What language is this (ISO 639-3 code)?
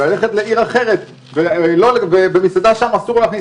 heb